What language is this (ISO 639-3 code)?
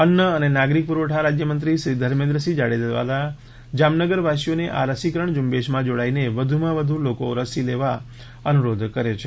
guj